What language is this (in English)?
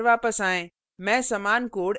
Hindi